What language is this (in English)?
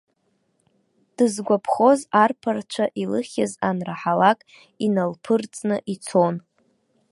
Abkhazian